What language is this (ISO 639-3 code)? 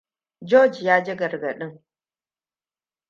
hau